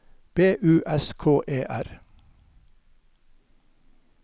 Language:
Norwegian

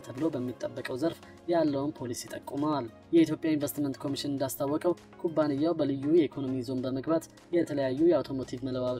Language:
Arabic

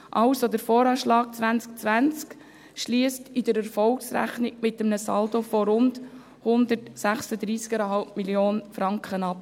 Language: Swiss German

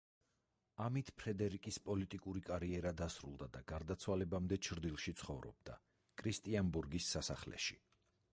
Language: Georgian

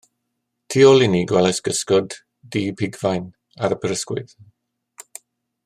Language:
Welsh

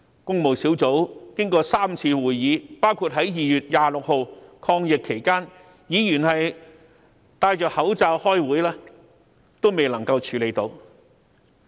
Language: Cantonese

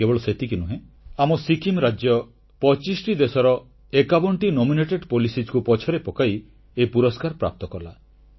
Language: Odia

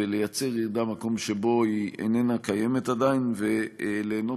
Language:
Hebrew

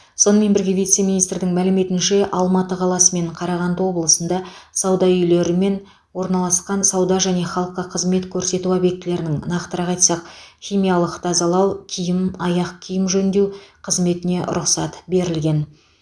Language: Kazakh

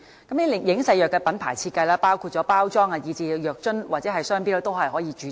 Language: Cantonese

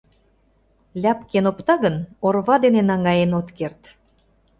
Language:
Mari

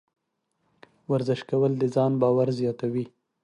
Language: Pashto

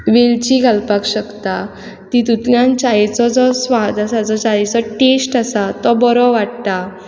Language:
Konkani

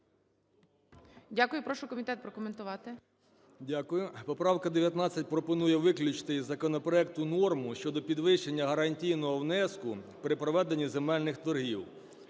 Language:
Ukrainian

